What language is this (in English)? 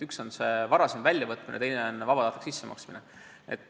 Estonian